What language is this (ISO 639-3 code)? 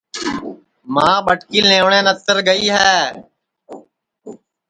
ssi